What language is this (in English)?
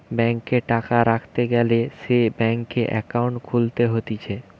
Bangla